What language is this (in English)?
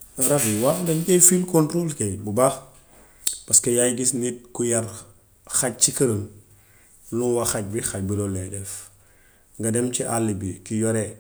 Gambian Wolof